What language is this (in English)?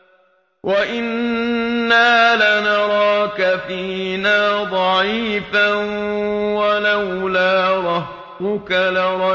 Arabic